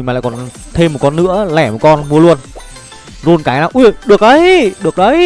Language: Vietnamese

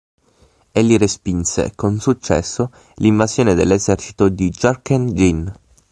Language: Italian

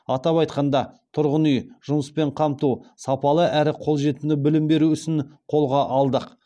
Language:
Kazakh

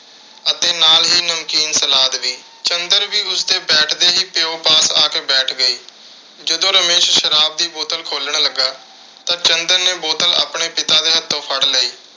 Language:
Punjabi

